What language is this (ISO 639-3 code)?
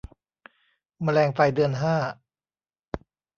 tha